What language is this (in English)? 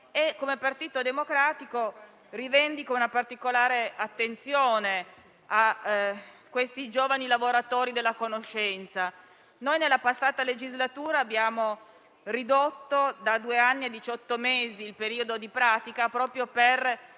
Italian